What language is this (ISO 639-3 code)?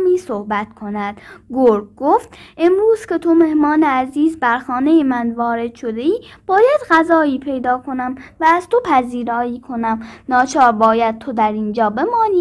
fas